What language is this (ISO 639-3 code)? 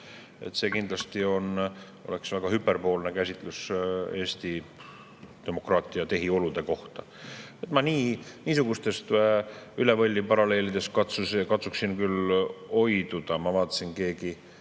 est